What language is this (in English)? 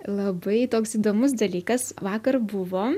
Lithuanian